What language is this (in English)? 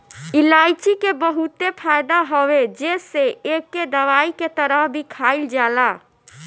Bhojpuri